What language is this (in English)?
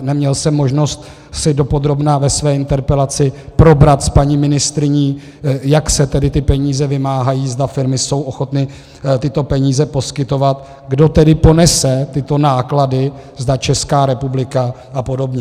Czech